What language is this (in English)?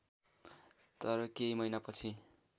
Nepali